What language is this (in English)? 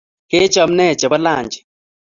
Kalenjin